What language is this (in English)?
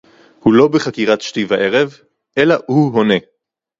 Hebrew